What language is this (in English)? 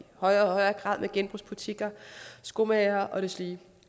Danish